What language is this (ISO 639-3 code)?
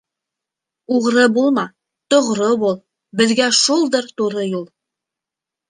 bak